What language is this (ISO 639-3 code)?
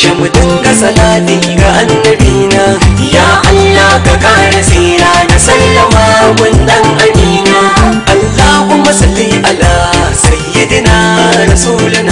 ara